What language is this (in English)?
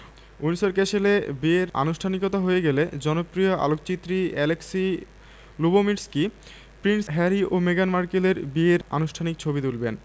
Bangla